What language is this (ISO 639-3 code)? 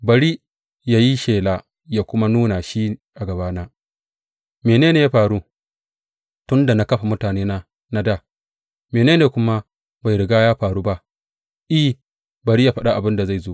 hau